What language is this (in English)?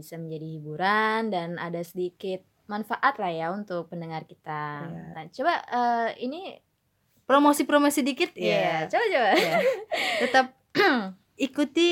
Indonesian